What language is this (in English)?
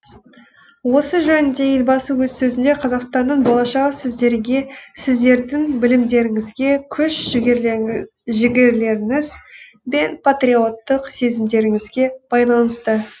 Kazakh